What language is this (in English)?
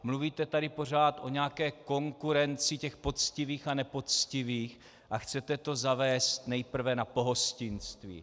Czech